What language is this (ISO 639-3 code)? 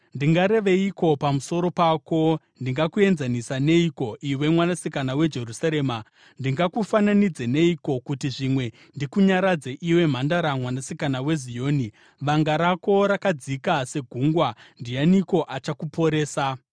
sna